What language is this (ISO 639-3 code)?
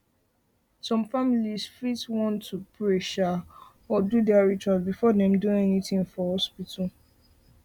pcm